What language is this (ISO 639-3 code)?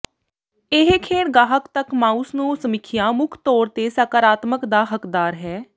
pan